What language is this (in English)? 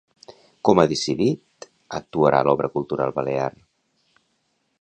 Catalan